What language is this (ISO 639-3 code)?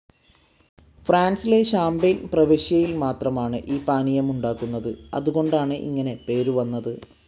mal